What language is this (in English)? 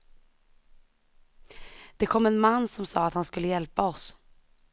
Swedish